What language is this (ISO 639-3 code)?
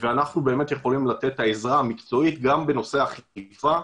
heb